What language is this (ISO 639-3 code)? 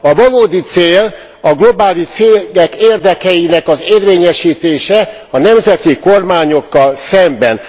hun